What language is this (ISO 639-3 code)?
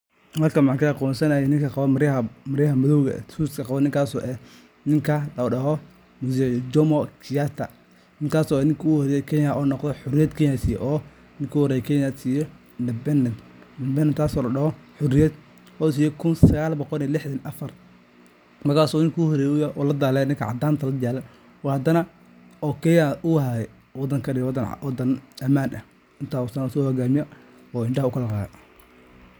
som